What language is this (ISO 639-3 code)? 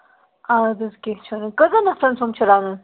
kas